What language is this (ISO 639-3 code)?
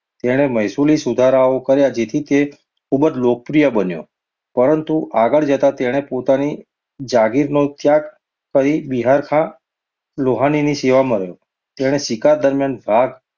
guj